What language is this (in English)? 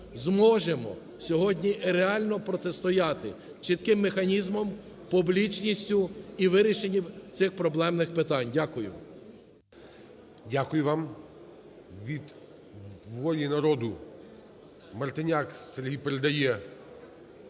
Ukrainian